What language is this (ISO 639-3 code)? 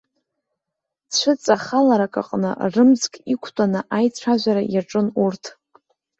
abk